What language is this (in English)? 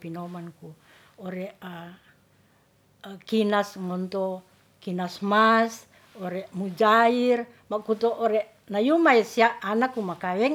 Ratahan